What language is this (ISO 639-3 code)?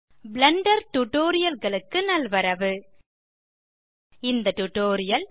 tam